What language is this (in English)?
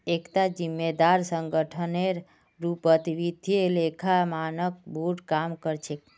Magahi